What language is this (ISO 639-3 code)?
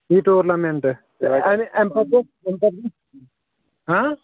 kas